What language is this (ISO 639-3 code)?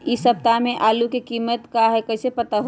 mag